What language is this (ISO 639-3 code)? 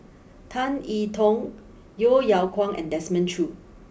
eng